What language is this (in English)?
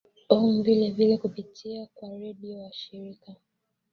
Swahili